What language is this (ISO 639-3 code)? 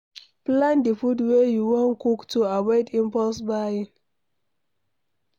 pcm